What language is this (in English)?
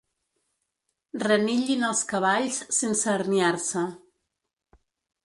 Catalan